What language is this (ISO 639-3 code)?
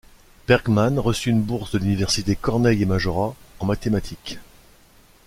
fra